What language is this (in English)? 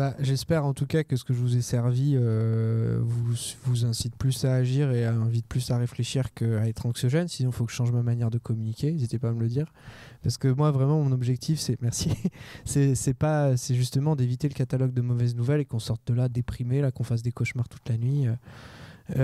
French